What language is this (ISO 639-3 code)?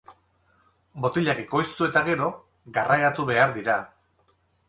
eus